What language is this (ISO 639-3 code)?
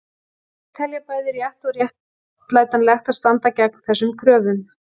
isl